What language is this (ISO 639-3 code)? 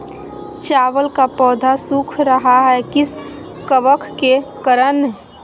mag